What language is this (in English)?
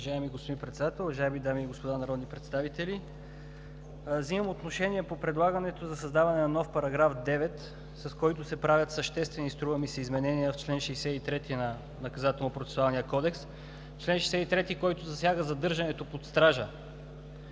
Bulgarian